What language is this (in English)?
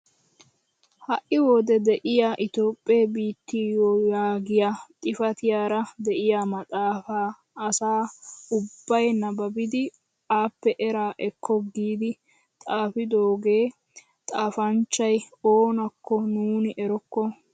Wolaytta